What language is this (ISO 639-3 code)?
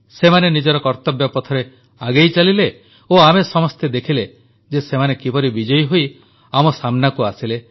ori